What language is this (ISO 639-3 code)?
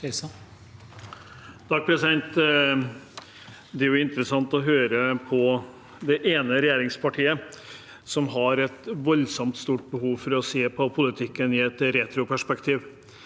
nor